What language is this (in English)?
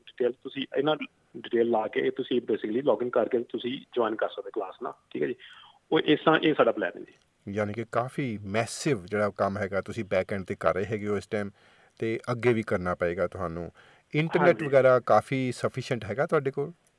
Punjabi